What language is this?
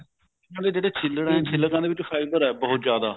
Punjabi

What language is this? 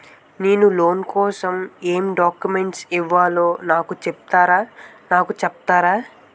Telugu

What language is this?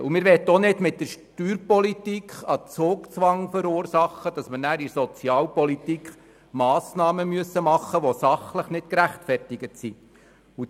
Swiss German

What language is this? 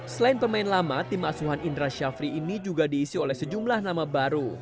Indonesian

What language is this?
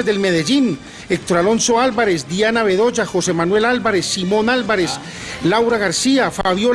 Spanish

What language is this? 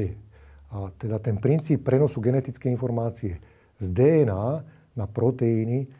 Slovak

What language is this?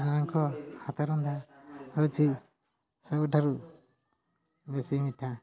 Odia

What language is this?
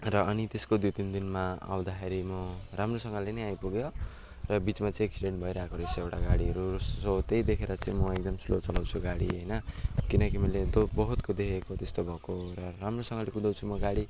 Nepali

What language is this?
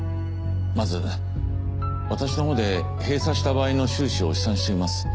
Japanese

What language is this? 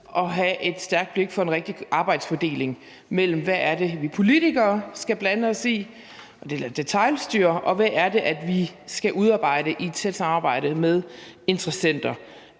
Danish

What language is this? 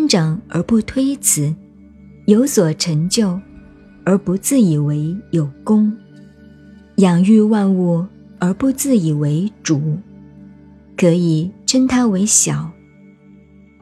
Chinese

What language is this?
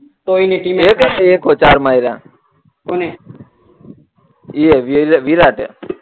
Gujarati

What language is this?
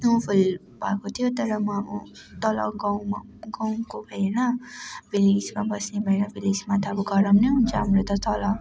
Nepali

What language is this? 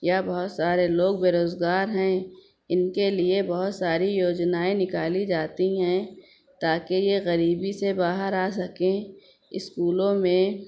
Urdu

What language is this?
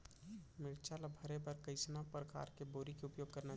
Chhattisgarhi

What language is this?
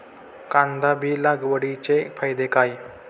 Marathi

